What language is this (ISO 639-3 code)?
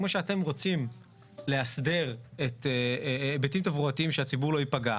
heb